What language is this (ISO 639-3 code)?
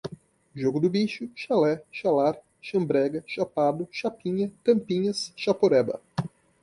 por